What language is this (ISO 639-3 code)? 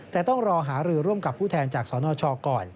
tha